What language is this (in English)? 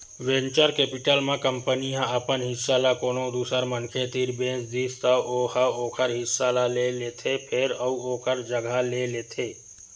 Chhattisgarhi